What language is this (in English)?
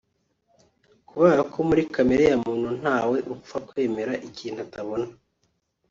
Kinyarwanda